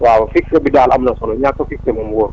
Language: Wolof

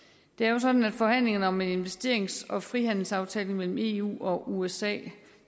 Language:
Danish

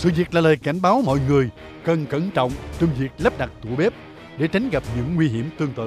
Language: Vietnamese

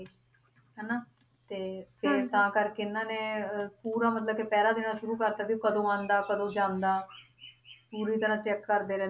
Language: Punjabi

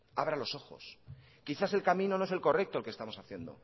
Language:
Spanish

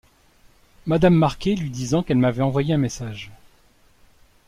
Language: French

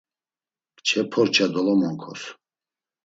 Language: Laz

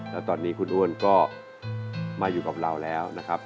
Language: Thai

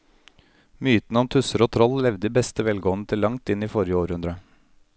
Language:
Norwegian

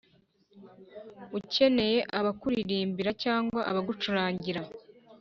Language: Kinyarwanda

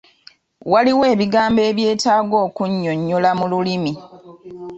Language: Ganda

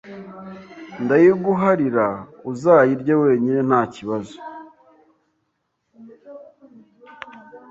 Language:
Kinyarwanda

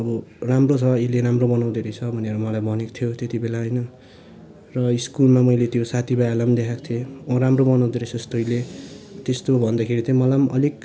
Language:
Nepali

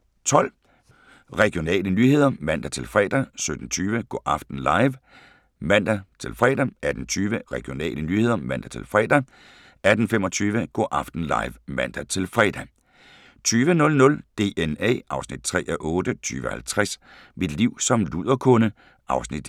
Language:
Danish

